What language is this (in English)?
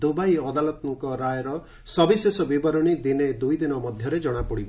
Odia